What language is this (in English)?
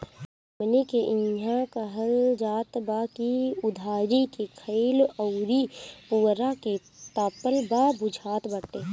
Bhojpuri